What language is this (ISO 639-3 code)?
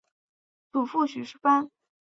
zho